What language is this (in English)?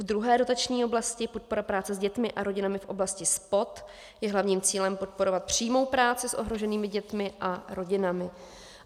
Czech